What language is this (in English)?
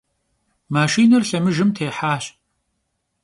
Kabardian